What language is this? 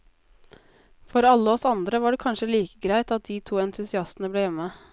Norwegian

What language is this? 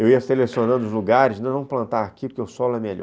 Portuguese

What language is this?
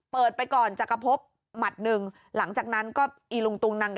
Thai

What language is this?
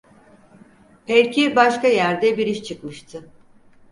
Turkish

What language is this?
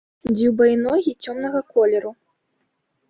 Belarusian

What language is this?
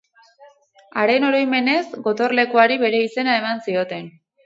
Basque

